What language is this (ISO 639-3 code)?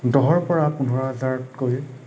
asm